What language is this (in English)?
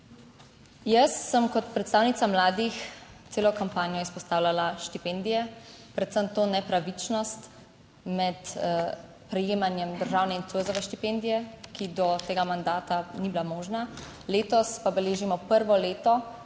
Slovenian